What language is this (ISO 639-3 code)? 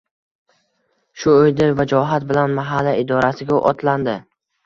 uzb